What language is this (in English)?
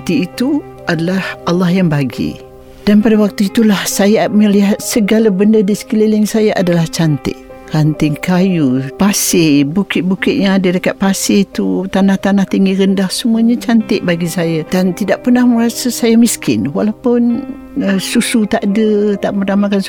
Malay